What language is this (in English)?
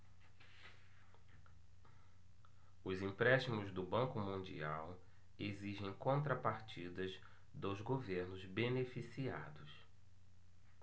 Portuguese